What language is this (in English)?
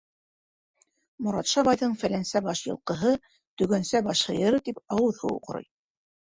Bashkir